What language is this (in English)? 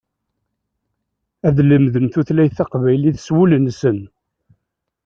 Kabyle